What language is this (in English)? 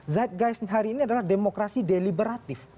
Indonesian